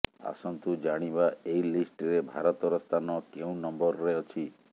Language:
Odia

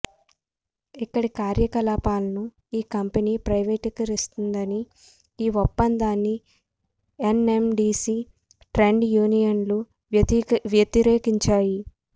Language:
Telugu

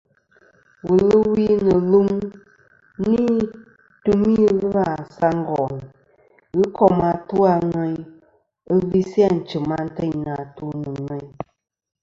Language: Kom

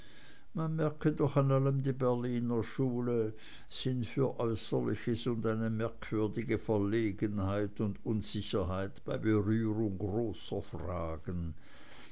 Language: German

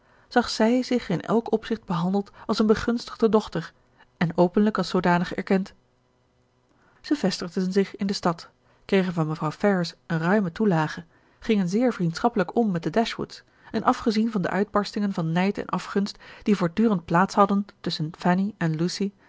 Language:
Dutch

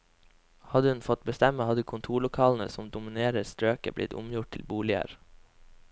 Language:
Norwegian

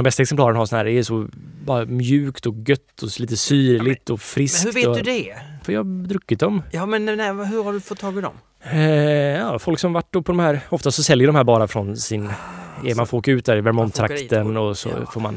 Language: Swedish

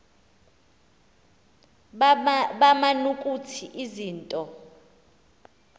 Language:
Xhosa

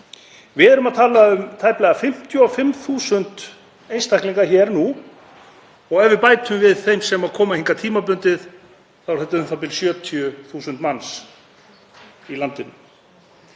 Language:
Icelandic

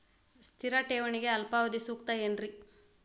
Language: Kannada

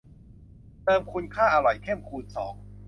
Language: Thai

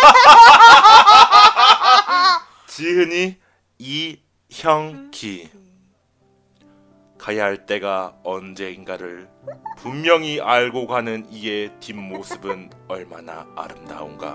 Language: Korean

